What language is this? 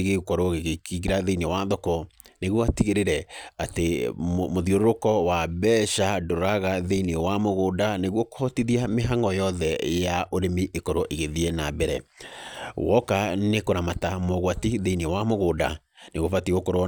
Kikuyu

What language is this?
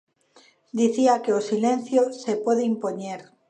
Galician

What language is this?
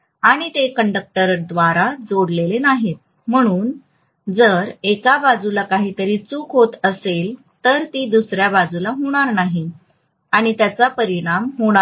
Marathi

